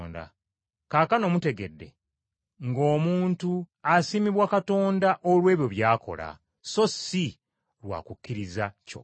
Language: Ganda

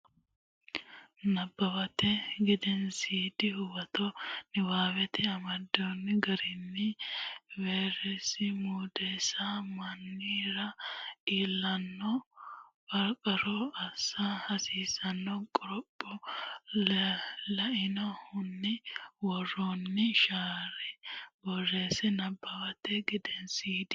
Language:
Sidamo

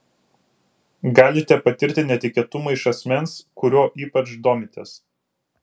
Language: Lithuanian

